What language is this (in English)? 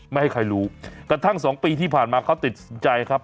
Thai